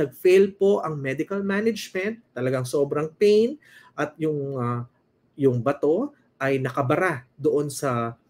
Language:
Filipino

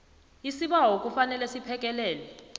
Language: South Ndebele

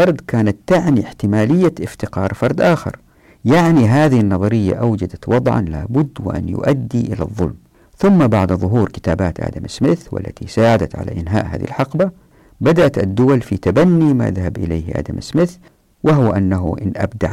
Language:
Arabic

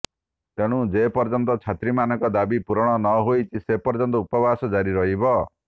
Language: Odia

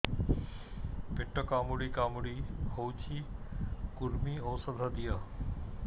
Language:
Odia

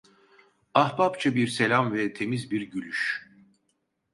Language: Turkish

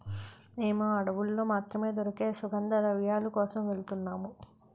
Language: Telugu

